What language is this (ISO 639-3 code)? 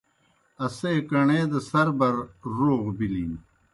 plk